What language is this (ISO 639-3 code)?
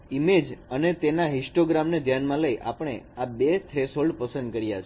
guj